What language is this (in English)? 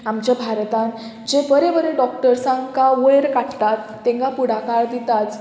Konkani